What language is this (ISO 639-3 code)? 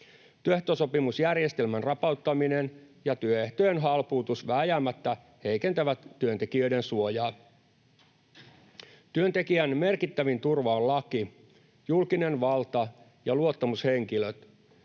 fin